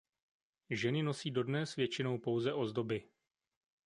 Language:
Czech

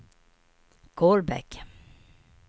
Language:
Swedish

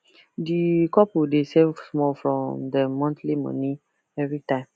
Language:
Nigerian Pidgin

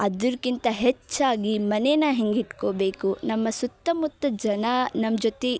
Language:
Kannada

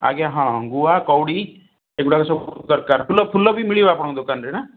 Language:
Odia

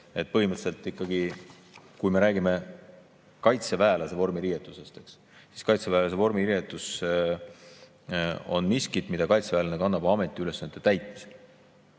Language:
Estonian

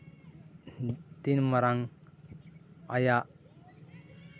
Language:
Santali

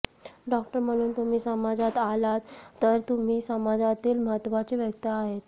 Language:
Marathi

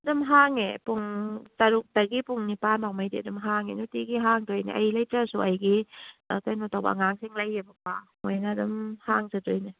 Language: Manipuri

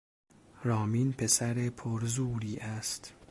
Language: Persian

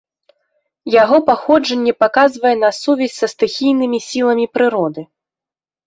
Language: Belarusian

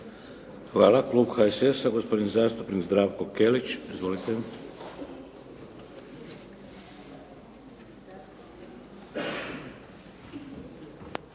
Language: Croatian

